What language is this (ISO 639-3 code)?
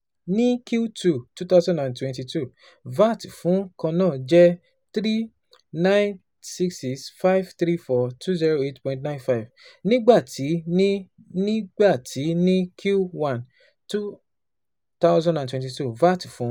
yor